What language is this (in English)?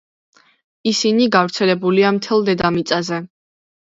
Georgian